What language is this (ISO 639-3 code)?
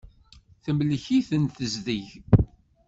kab